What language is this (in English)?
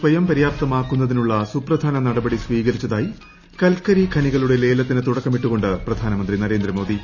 Malayalam